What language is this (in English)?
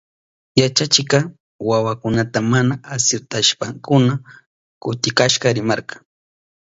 Southern Pastaza Quechua